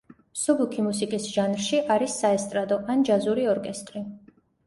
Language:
Georgian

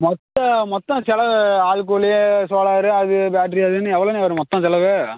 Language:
Tamil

